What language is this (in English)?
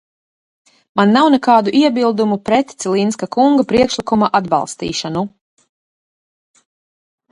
Latvian